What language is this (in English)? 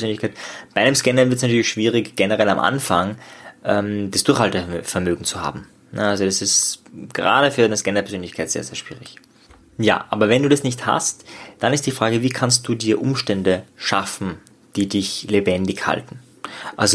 German